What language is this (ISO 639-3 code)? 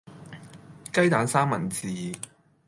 yue